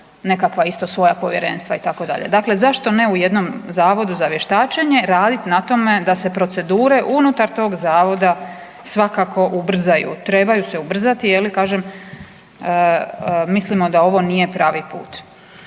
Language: Croatian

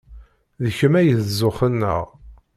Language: Kabyle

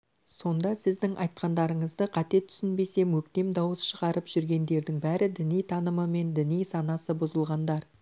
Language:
Kazakh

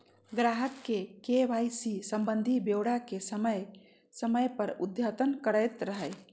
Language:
Magahi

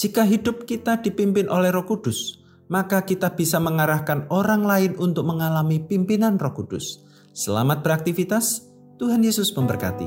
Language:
Indonesian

